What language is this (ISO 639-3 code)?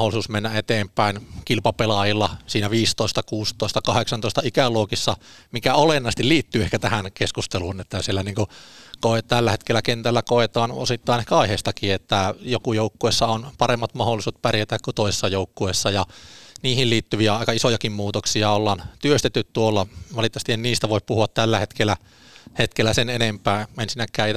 fin